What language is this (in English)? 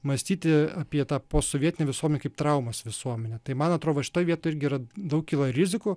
Lithuanian